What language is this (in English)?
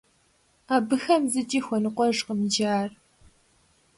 Kabardian